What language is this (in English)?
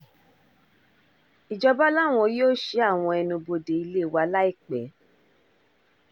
Yoruba